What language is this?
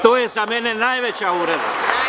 Serbian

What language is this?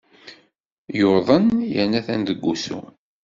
Kabyle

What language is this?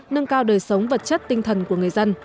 Vietnamese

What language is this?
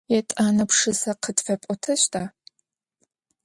Adyghe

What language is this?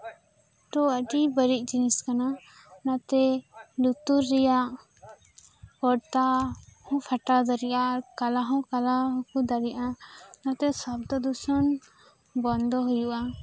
Santali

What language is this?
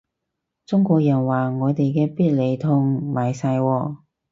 Cantonese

